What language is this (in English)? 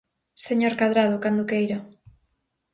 Galician